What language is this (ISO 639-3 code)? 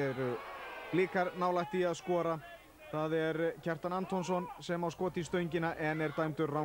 ell